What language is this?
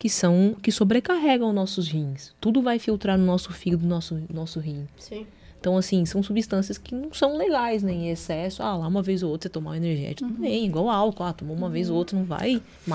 Portuguese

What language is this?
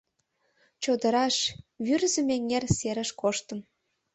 Mari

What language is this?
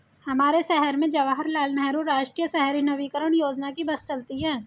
Hindi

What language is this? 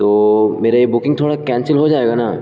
Urdu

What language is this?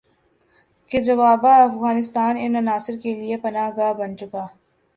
Urdu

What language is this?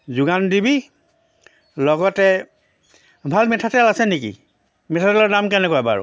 Assamese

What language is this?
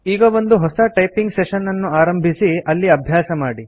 Kannada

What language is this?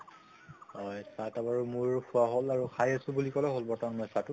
Assamese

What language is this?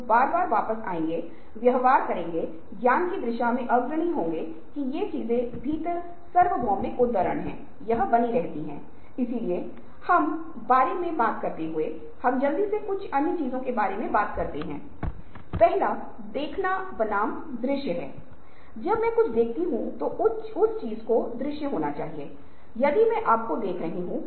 Hindi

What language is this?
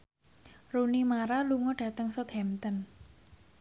Javanese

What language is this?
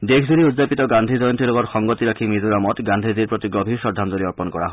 Assamese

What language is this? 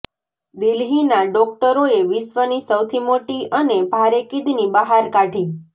Gujarati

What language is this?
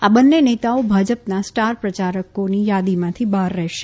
Gujarati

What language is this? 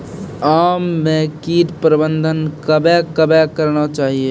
Maithili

